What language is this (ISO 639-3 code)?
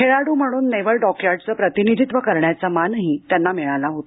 mar